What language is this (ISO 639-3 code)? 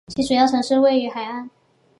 zho